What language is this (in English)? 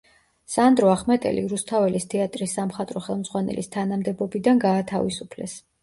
Georgian